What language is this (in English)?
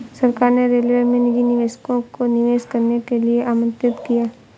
Hindi